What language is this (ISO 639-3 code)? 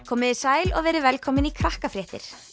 isl